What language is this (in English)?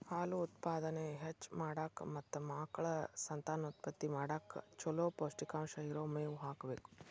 Kannada